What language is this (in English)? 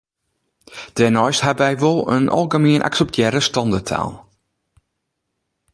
Western Frisian